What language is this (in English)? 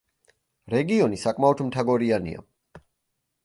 Georgian